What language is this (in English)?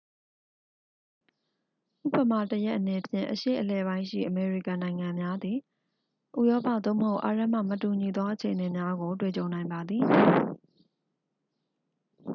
Burmese